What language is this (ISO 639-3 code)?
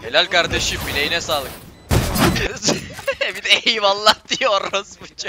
tur